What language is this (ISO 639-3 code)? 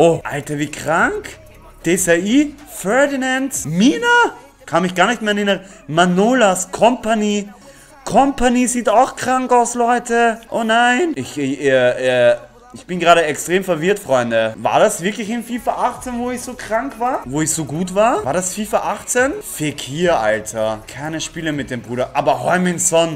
deu